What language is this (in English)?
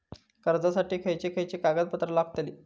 Marathi